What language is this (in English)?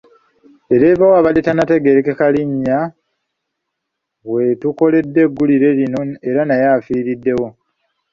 Ganda